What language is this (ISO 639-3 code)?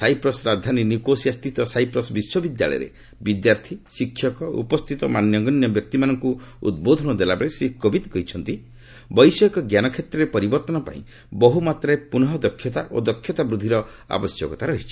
ori